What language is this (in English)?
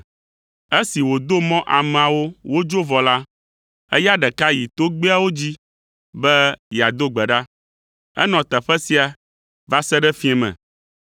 Ewe